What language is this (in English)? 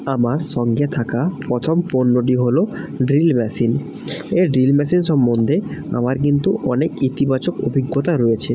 Bangla